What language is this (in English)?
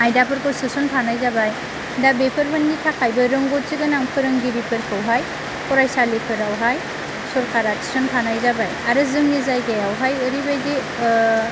Bodo